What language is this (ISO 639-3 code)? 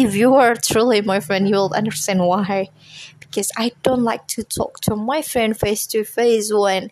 ind